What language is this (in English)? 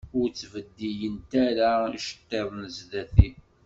Kabyle